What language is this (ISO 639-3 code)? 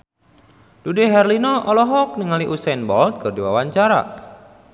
sun